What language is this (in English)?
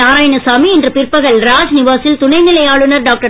Tamil